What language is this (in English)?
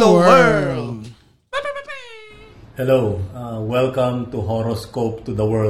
Filipino